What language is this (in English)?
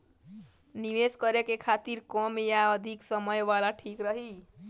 Bhojpuri